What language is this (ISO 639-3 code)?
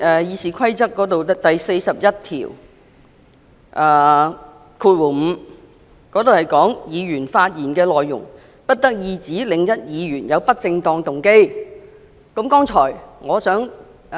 yue